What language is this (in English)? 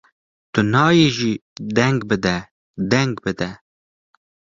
Kurdish